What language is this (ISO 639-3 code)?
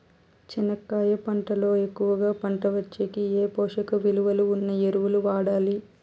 tel